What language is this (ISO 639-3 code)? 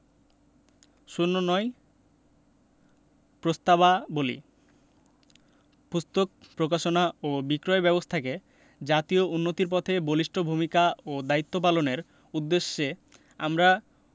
ben